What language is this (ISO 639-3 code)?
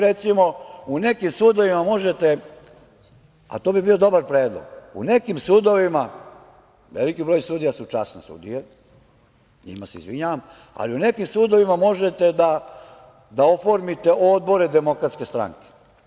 srp